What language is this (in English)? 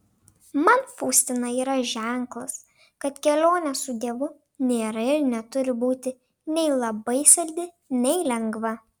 Lithuanian